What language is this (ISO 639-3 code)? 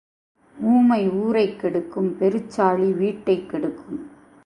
tam